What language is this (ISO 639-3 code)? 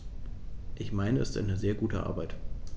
deu